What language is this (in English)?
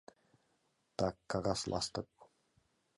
Mari